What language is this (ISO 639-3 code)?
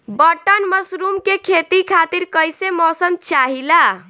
bho